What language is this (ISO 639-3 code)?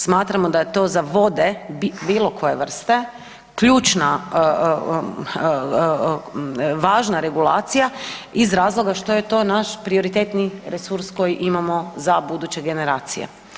hrv